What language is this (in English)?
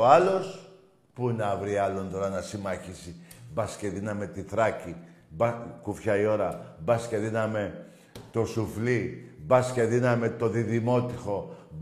Greek